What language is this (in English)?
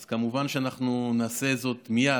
Hebrew